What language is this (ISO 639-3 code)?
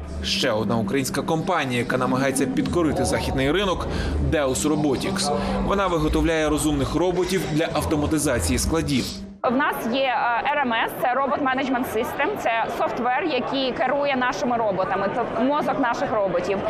ukr